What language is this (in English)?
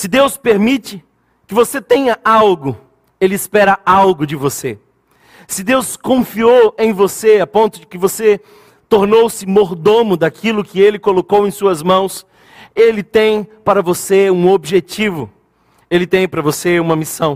Portuguese